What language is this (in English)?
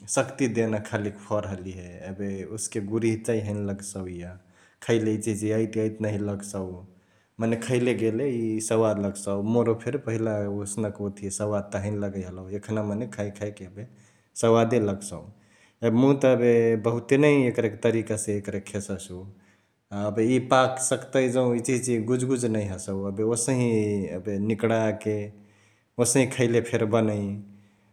Chitwania Tharu